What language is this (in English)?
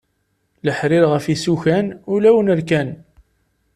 Kabyle